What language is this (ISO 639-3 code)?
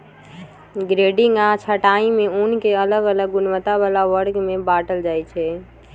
mag